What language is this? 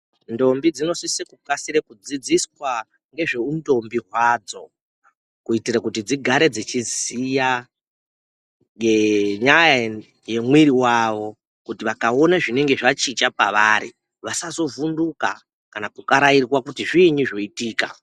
Ndau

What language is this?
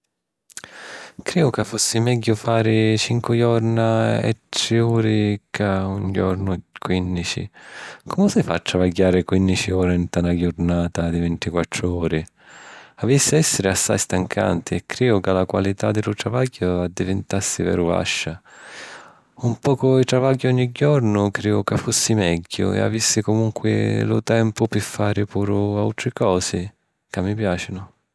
Sicilian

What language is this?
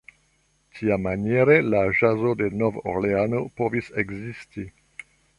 Esperanto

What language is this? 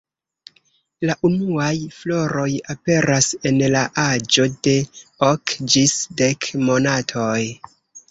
Esperanto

